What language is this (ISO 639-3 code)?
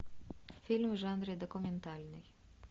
rus